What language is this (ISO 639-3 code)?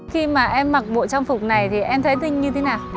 vie